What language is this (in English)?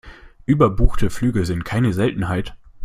German